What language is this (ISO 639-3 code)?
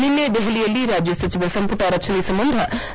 kan